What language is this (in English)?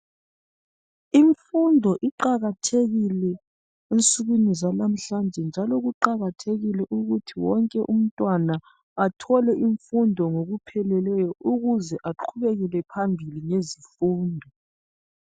North Ndebele